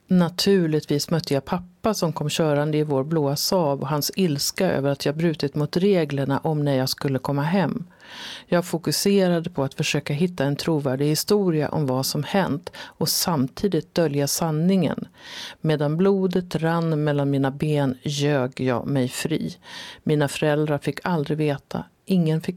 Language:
Swedish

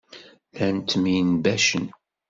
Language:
Kabyle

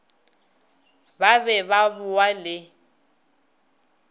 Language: Northern Sotho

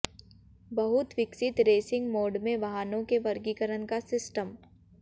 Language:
Hindi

